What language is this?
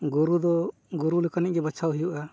Santali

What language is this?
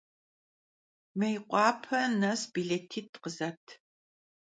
Kabardian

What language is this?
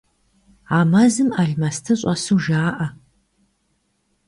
Kabardian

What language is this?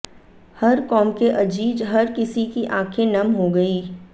Hindi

